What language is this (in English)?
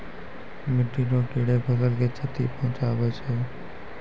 Maithili